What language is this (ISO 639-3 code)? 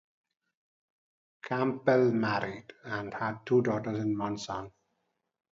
eng